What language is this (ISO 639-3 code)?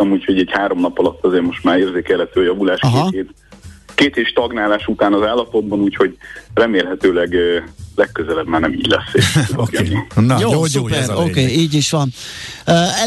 hun